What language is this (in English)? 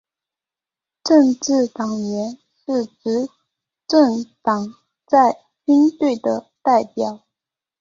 Chinese